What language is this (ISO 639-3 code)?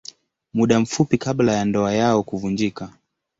swa